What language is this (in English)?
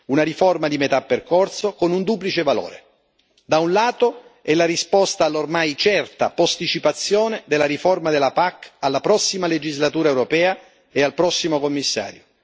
Italian